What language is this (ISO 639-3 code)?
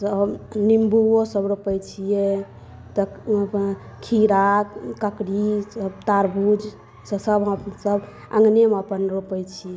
mai